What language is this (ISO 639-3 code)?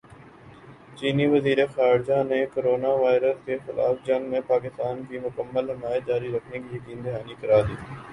urd